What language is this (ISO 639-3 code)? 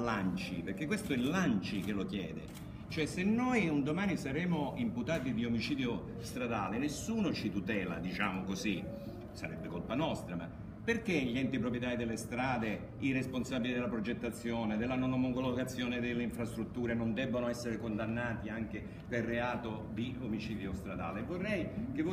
ita